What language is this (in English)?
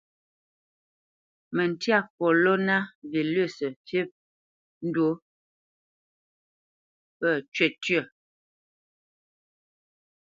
Bamenyam